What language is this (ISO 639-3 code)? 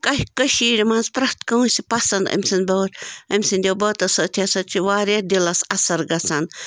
kas